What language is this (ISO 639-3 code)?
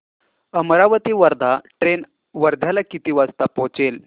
mar